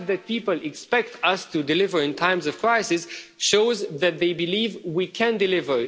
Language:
English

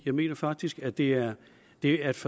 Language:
Danish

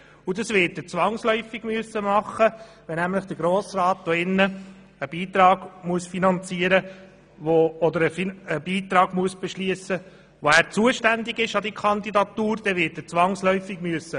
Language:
Swiss German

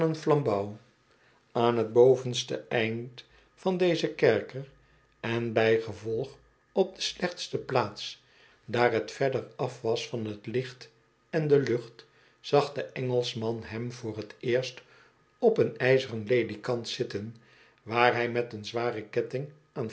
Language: Dutch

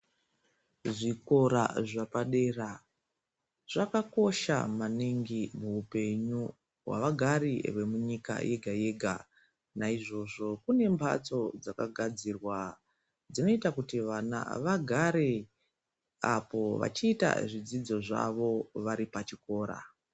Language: Ndau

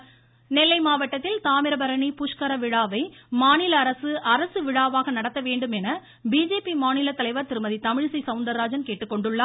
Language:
Tamil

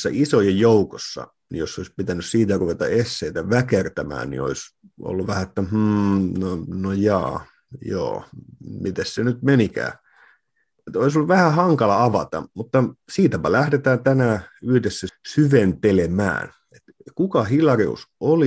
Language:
Finnish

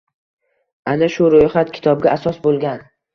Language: Uzbek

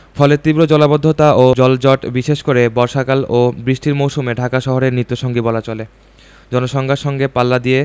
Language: Bangla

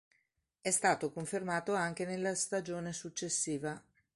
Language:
Italian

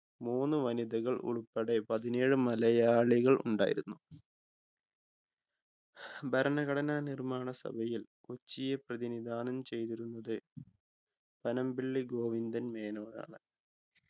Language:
Malayalam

